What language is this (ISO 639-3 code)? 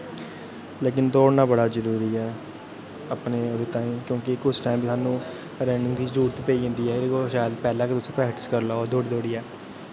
doi